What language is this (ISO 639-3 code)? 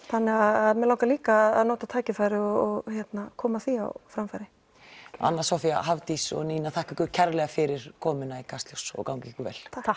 isl